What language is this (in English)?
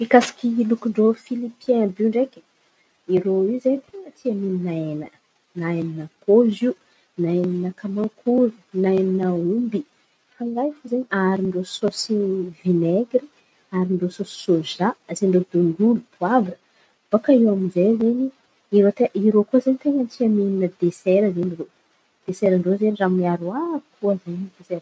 Antankarana Malagasy